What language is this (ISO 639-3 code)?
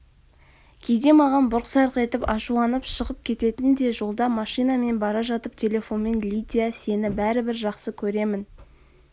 kaz